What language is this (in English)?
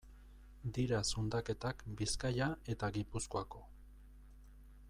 Basque